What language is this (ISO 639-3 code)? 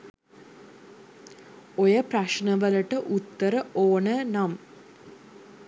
sin